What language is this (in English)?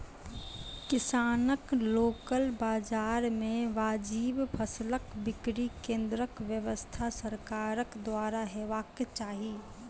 Maithili